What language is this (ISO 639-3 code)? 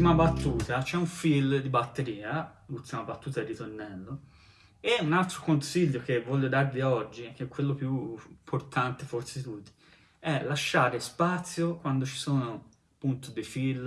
ita